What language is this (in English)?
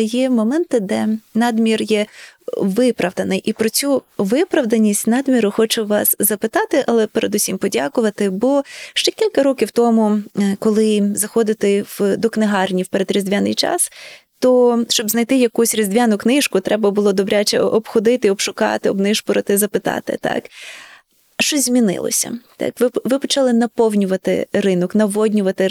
Ukrainian